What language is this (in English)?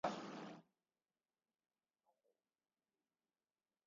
Basque